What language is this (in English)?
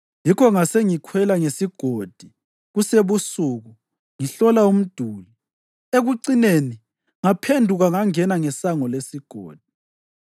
North Ndebele